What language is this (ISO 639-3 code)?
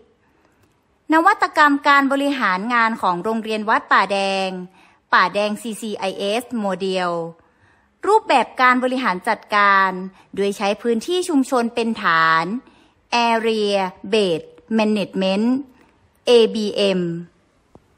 tha